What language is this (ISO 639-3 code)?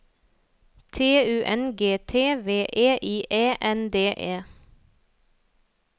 nor